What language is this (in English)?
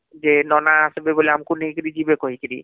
Odia